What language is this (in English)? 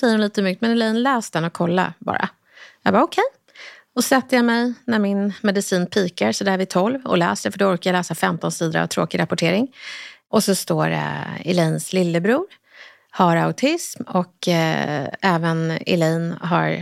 Swedish